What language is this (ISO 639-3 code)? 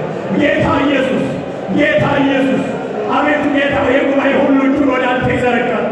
amh